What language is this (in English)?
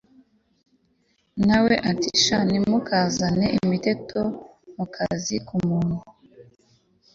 Kinyarwanda